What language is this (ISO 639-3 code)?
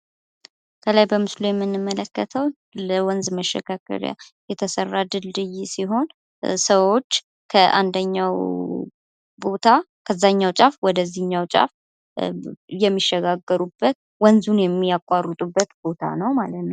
amh